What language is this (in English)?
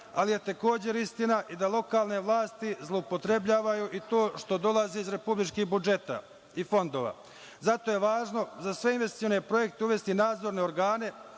Serbian